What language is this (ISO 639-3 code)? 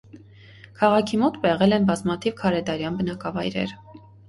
hye